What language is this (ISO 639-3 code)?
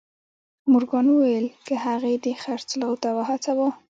pus